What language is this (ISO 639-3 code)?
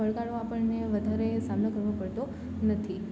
guj